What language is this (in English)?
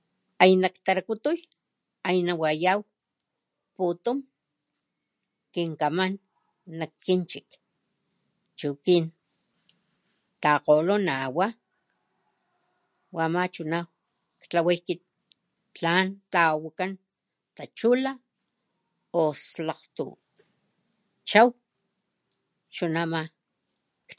Papantla Totonac